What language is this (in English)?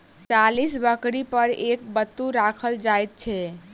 Maithili